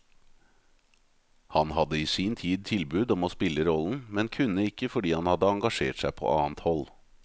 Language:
Norwegian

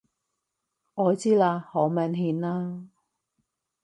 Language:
Cantonese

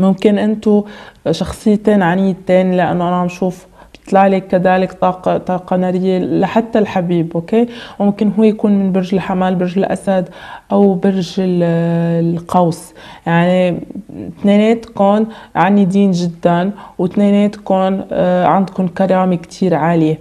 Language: Arabic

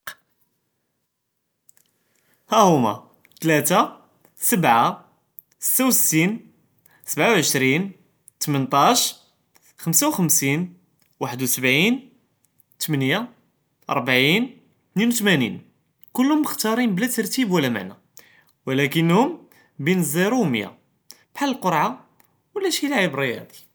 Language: Judeo-Arabic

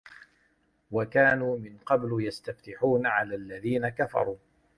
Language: Arabic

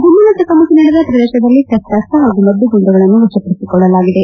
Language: Kannada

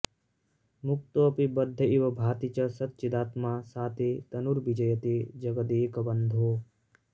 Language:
Sanskrit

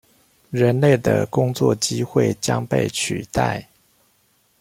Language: Chinese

